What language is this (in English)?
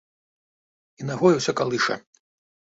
Belarusian